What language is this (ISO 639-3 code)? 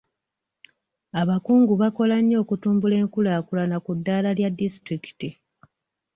lug